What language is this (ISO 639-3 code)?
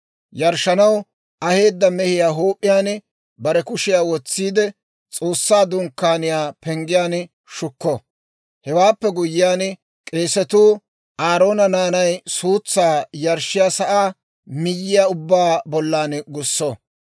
dwr